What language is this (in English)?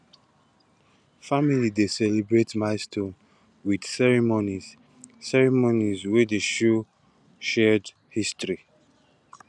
Nigerian Pidgin